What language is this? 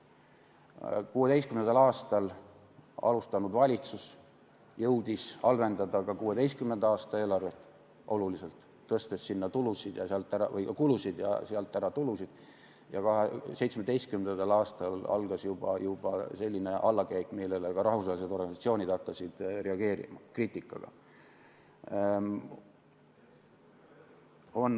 Estonian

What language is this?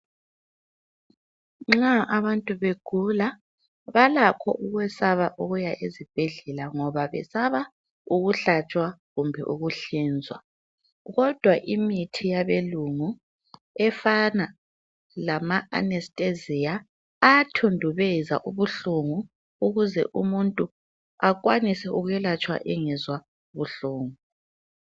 North Ndebele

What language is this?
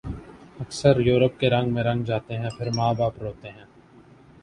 Urdu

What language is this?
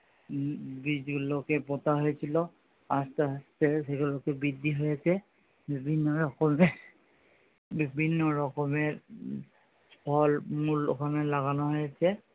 Bangla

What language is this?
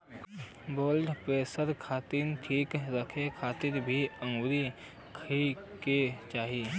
Bhojpuri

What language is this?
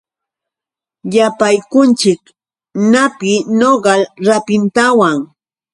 Yauyos Quechua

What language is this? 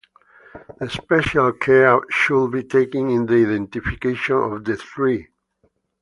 English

